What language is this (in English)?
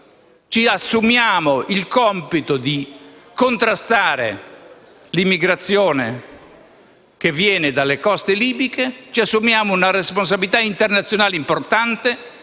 Italian